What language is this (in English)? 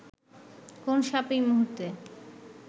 Bangla